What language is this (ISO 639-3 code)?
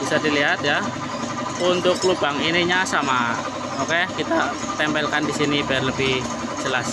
ind